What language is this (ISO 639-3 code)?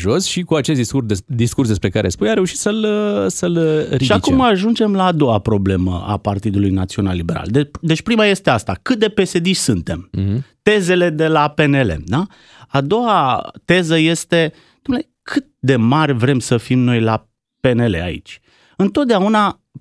ron